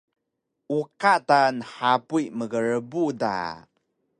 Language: Taroko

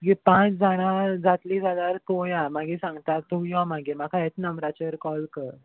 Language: Konkani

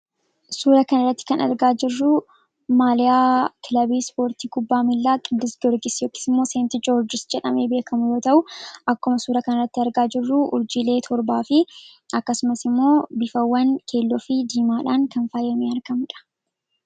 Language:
Oromo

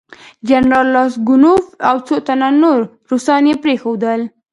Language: Pashto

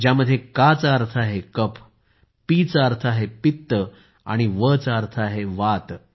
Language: Marathi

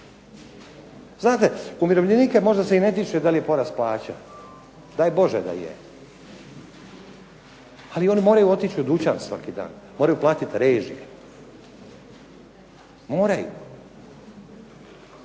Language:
Croatian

